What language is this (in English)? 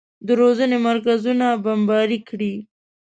Pashto